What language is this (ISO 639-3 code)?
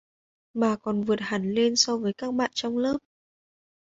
vie